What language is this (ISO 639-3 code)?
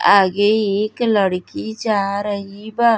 bho